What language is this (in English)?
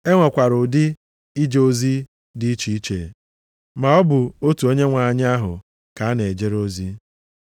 Igbo